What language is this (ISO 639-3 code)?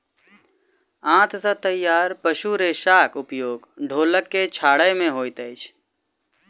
mai